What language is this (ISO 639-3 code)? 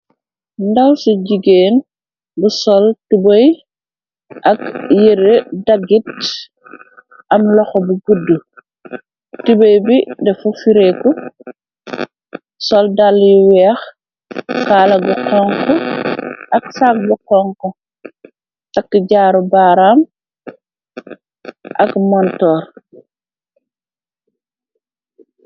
wol